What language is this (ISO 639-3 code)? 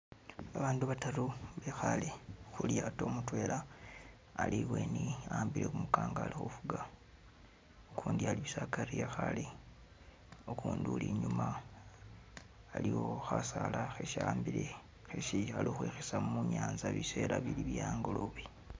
myx